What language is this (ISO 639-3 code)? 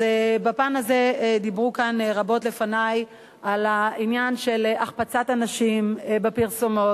heb